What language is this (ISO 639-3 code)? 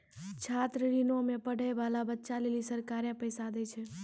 mai